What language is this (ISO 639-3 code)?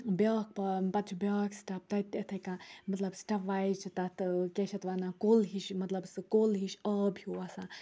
kas